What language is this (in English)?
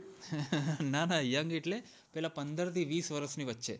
Gujarati